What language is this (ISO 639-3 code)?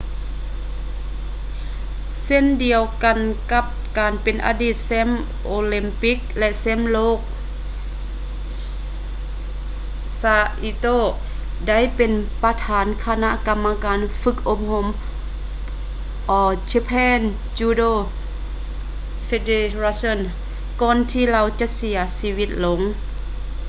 lao